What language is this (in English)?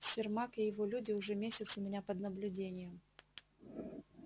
Russian